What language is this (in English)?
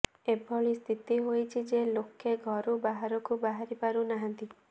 Odia